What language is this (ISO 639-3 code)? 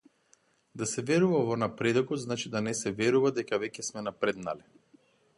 mkd